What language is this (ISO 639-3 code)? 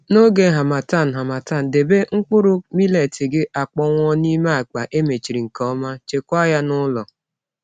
ibo